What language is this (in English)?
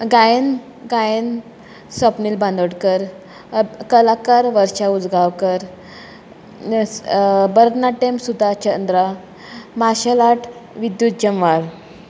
Konkani